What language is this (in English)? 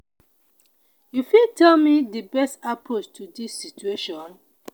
Nigerian Pidgin